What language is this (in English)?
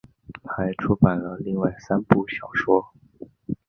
Chinese